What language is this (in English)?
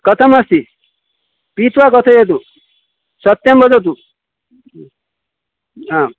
Sanskrit